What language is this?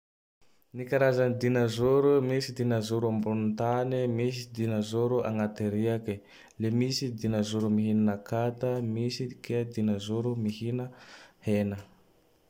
Tandroy-Mahafaly Malagasy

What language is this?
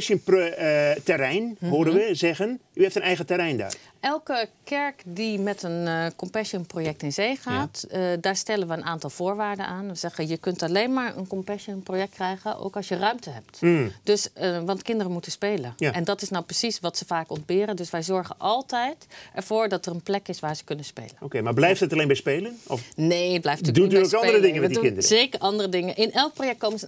Dutch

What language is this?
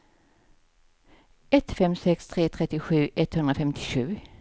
Swedish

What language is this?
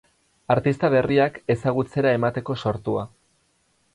Basque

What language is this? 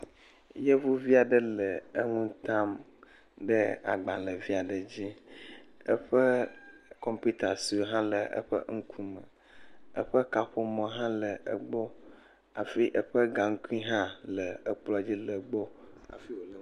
Ewe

